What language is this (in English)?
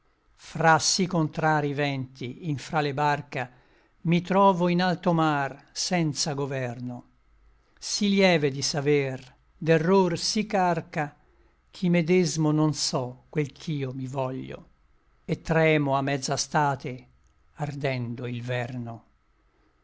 Italian